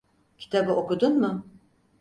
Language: Turkish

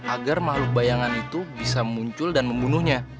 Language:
Indonesian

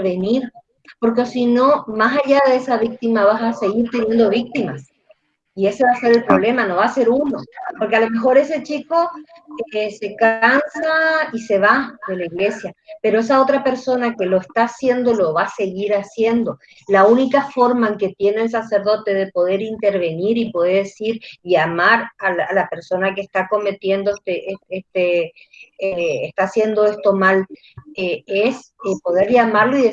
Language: Spanish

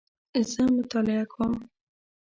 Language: Pashto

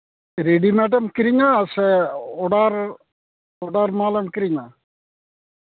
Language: Santali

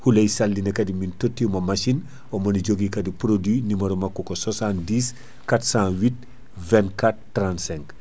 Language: Fula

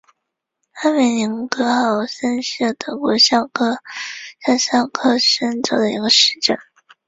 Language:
Chinese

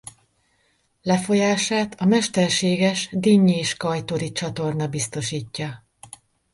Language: Hungarian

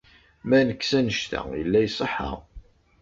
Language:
Kabyle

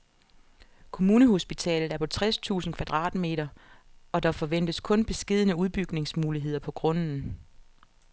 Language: Danish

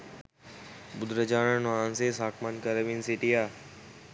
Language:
Sinhala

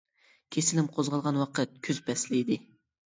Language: Uyghur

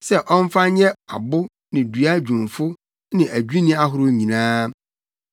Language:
Akan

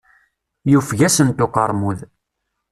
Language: Kabyle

